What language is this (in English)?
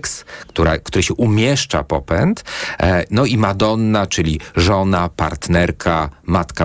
Polish